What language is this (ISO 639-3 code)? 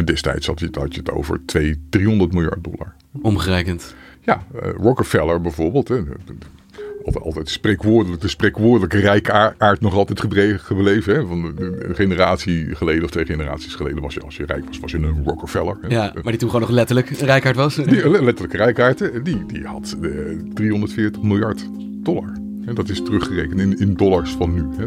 nld